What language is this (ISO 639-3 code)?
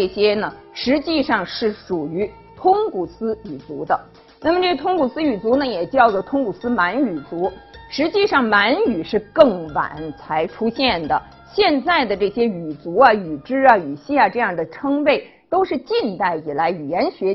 zho